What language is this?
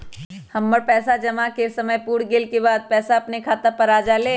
Magahi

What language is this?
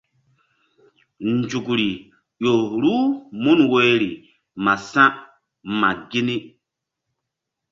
Mbum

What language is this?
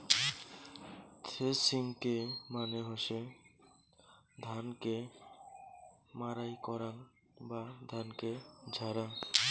Bangla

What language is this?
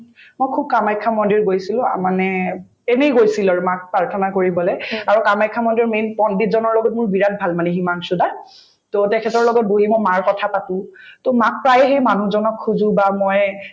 Assamese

